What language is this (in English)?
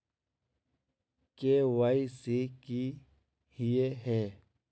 Magahi